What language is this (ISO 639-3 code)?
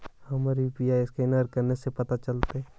mag